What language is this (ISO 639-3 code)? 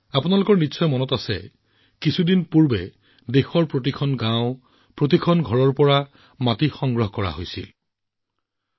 asm